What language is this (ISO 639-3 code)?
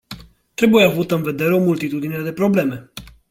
ron